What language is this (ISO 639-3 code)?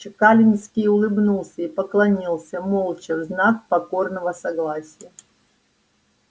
rus